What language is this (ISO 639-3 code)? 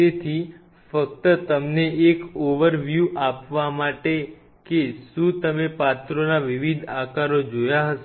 guj